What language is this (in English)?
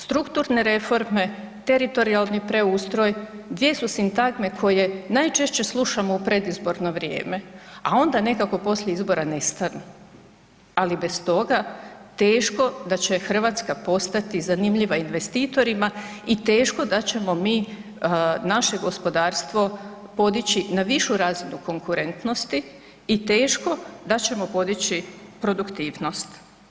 Croatian